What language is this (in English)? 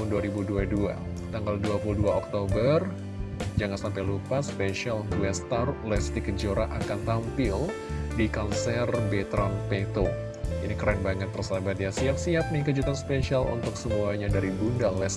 Indonesian